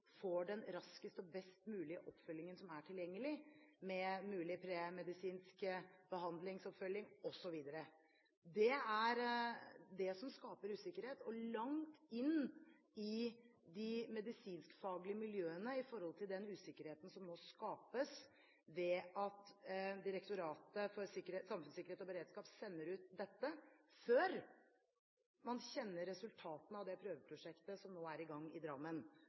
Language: Norwegian Bokmål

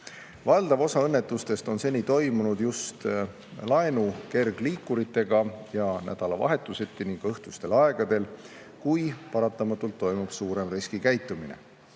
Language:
Estonian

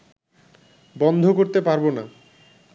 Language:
Bangla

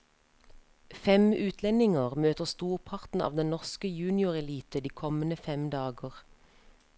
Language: Norwegian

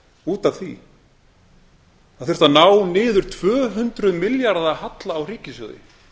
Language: Icelandic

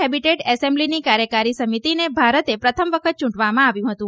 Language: Gujarati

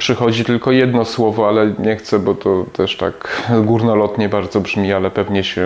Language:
Polish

